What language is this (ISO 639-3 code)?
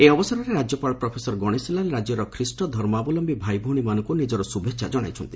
ori